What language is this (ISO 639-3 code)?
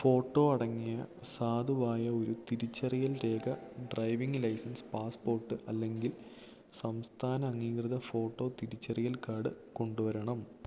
mal